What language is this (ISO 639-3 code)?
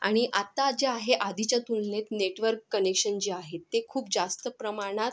mar